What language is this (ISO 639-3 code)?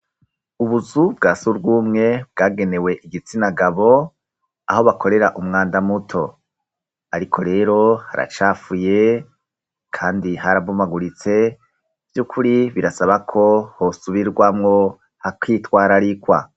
run